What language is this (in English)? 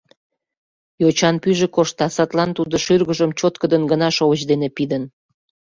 Mari